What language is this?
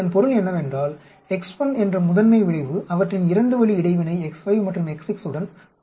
Tamil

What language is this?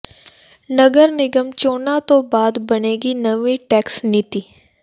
Punjabi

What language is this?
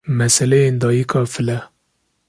Kurdish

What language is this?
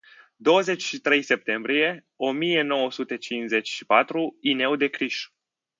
Romanian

